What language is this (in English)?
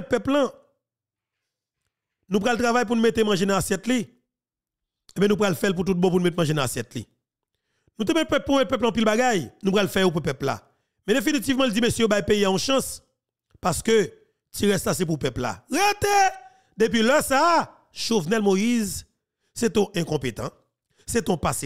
French